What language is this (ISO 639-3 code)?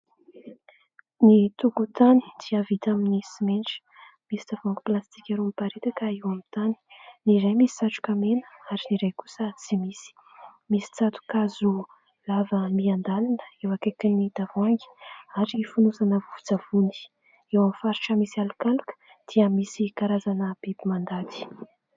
mlg